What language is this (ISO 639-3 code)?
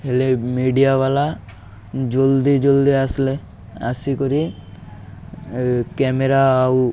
ori